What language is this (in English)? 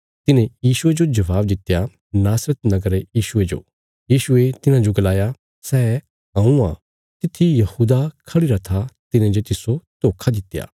Bilaspuri